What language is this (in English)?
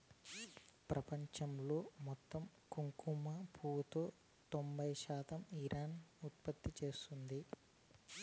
Telugu